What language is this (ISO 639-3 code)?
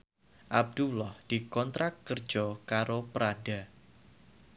jav